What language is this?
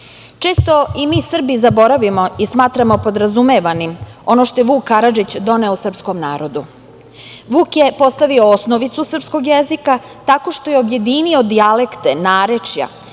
Serbian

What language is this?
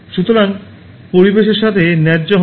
Bangla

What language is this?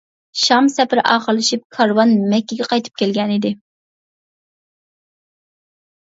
Uyghur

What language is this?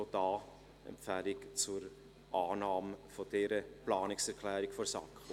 Swiss German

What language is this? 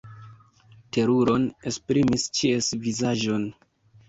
Esperanto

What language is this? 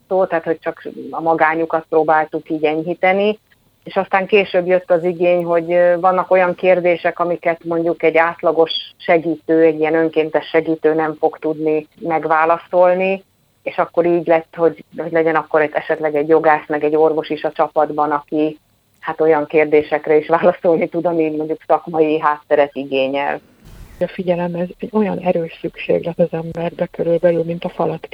Hungarian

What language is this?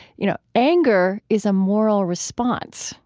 English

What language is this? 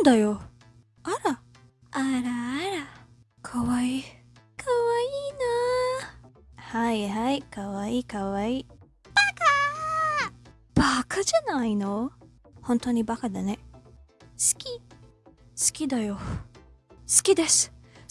Japanese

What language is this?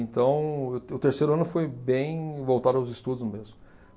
Portuguese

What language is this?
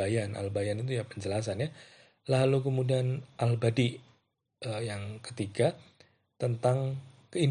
Indonesian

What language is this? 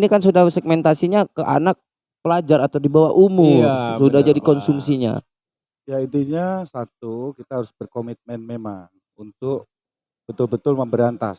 Indonesian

